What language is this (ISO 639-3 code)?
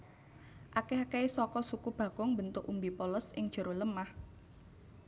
jav